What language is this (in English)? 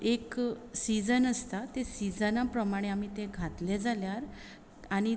Konkani